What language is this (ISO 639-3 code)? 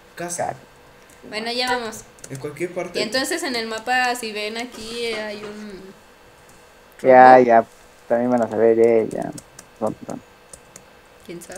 spa